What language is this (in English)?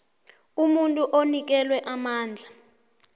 South Ndebele